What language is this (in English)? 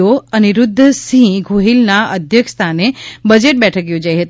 Gujarati